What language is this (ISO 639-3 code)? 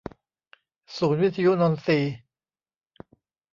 tha